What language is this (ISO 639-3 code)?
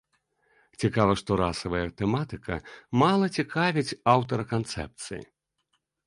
bel